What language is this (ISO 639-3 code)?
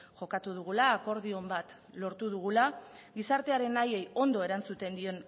eus